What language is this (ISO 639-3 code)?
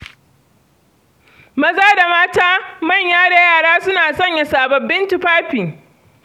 hau